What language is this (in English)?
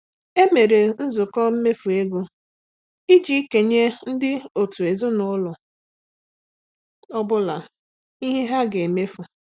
Igbo